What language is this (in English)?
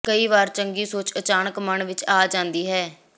Punjabi